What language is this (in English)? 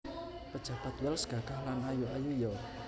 Javanese